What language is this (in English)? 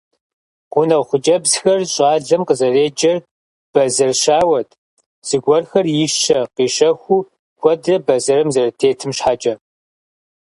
Kabardian